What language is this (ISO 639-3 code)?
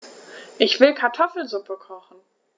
deu